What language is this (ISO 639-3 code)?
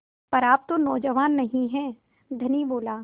hin